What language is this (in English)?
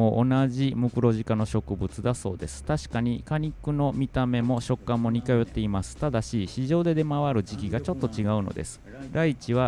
Japanese